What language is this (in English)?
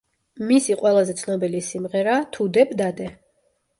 Georgian